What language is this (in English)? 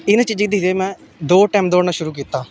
Dogri